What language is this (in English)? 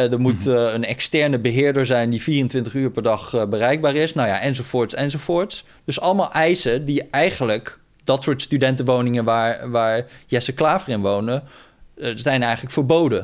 Dutch